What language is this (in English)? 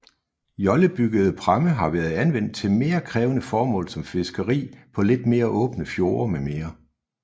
Danish